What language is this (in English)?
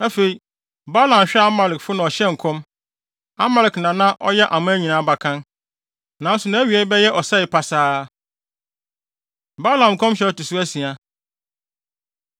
Akan